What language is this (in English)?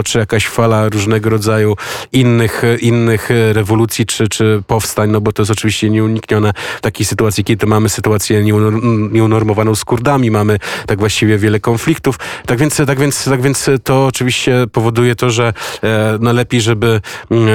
Polish